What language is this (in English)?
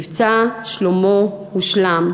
Hebrew